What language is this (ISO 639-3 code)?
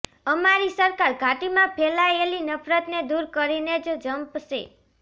guj